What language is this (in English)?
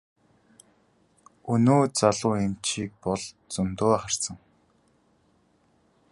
Mongolian